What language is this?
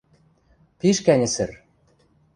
Western Mari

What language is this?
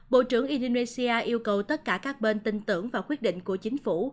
Vietnamese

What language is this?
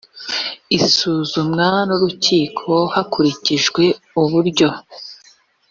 Kinyarwanda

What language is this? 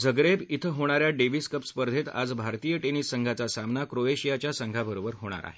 Marathi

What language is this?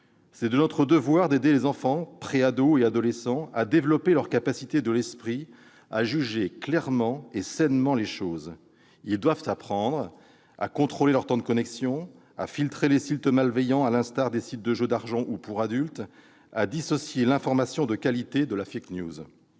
French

